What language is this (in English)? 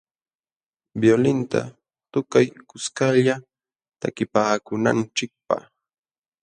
Jauja Wanca Quechua